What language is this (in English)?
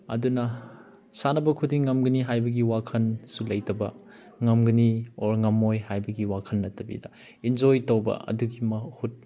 Manipuri